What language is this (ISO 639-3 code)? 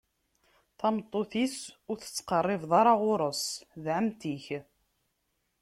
kab